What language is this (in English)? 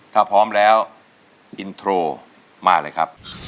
Thai